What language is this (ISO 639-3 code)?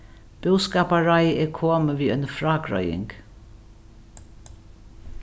fao